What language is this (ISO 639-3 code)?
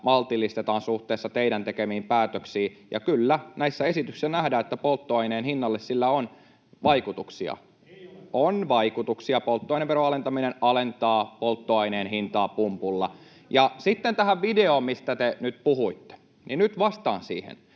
fin